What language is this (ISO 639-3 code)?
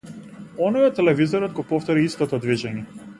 mkd